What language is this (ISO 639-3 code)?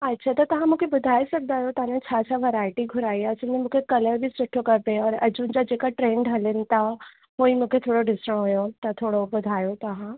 snd